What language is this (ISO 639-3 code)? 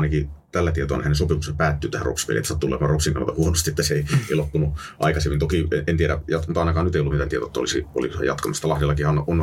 fin